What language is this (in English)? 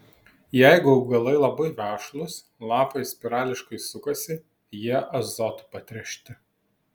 Lithuanian